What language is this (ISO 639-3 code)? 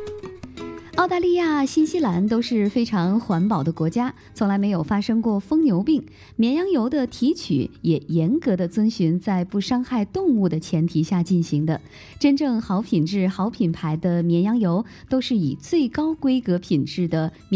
zho